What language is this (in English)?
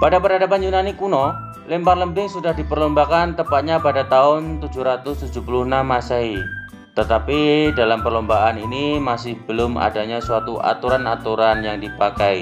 Indonesian